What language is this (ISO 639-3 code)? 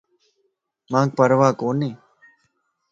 lss